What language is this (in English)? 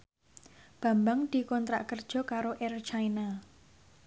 Javanese